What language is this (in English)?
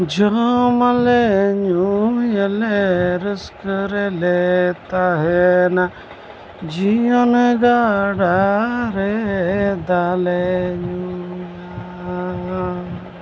Santali